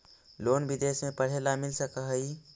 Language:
Magahi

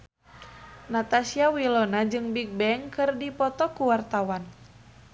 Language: Sundanese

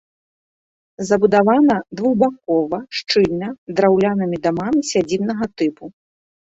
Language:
Belarusian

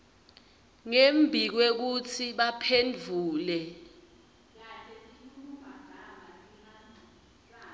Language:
Swati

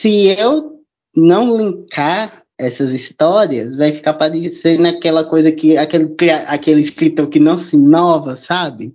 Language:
Portuguese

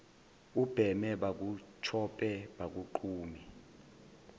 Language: Zulu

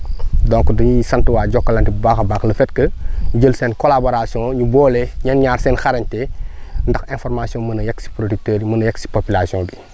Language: Wolof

